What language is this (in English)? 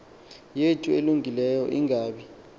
Xhosa